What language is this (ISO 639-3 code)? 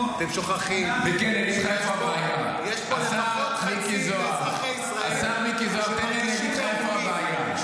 heb